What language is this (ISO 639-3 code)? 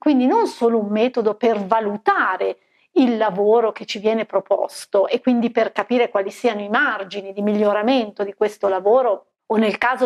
ita